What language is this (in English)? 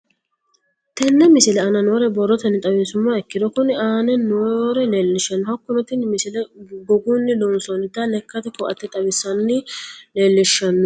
Sidamo